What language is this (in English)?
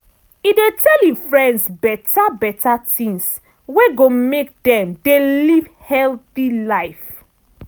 Nigerian Pidgin